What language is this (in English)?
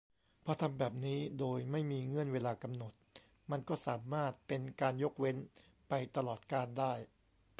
Thai